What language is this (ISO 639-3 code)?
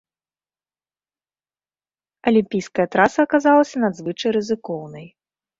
bel